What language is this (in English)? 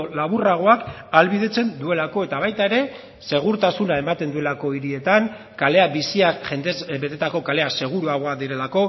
Basque